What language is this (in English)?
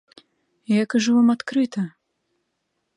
Belarusian